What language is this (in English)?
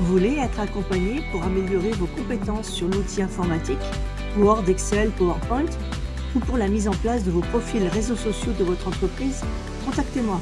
French